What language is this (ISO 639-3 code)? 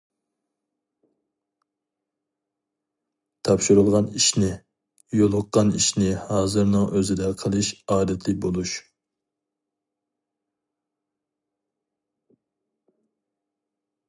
uig